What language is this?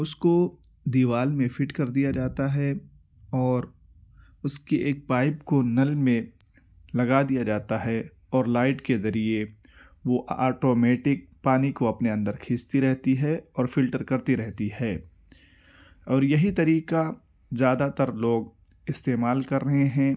Urdu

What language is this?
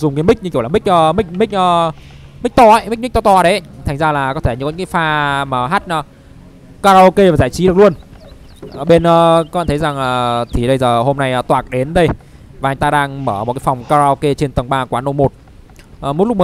Vietnamese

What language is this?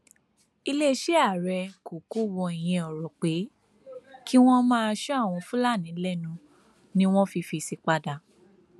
Yoruba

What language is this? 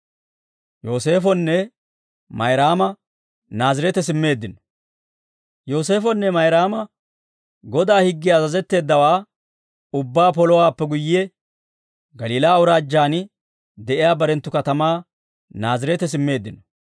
Dawro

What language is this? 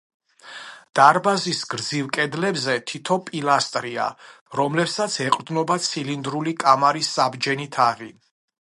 Georgian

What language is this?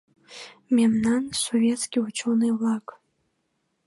Mari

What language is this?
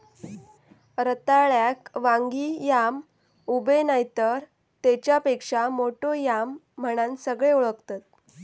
Marathi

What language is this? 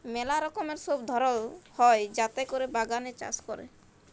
Bangla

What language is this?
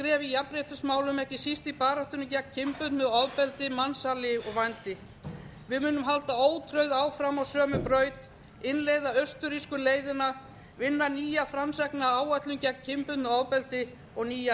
Icelandic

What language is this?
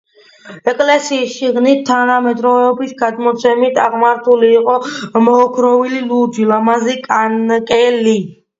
Georgian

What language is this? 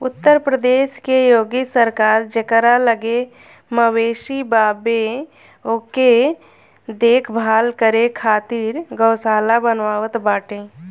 Bhojpuri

